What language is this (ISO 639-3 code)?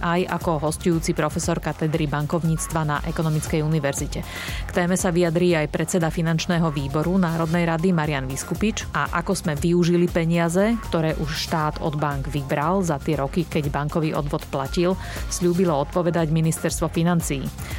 slk